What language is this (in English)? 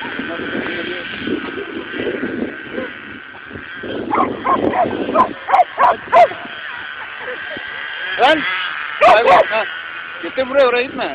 Turkish